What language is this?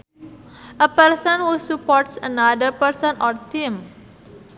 Sundanese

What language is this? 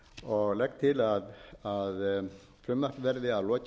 Icelandic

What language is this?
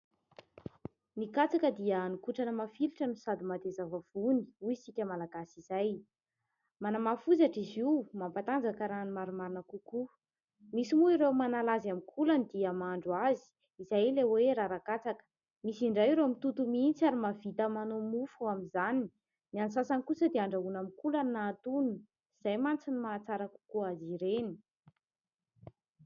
Malagasy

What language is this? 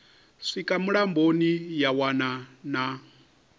Venda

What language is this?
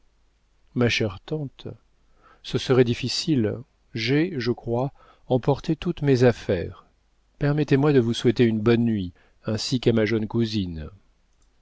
French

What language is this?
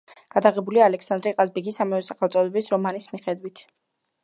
Georgian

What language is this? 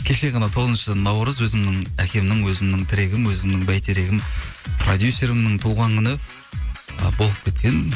Kazakh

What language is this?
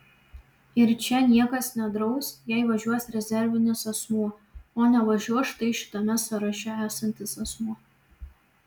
Lithuanian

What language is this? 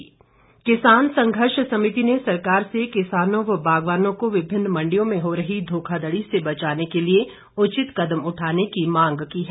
Hindi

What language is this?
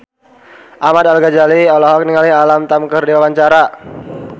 Sundanese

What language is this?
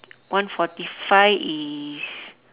English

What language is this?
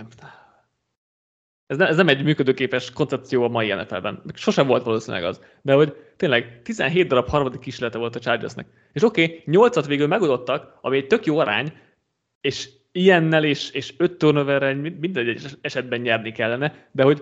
Hungarian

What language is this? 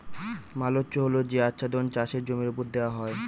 Bangla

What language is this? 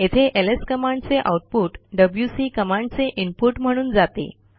Marathi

